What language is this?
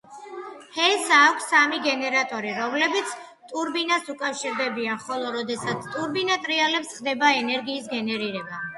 Georgian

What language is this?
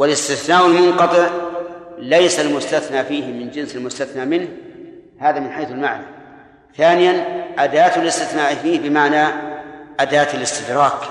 Arabic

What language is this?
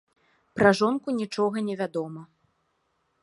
Belarusian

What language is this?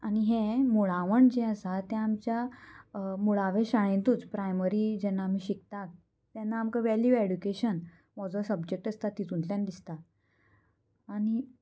Konkani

